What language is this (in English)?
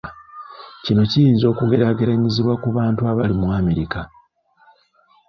Ganda